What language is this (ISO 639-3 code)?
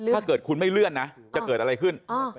tha